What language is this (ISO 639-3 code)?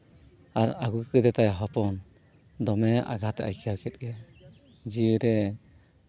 sat